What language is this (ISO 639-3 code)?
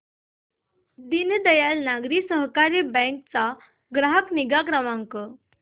mar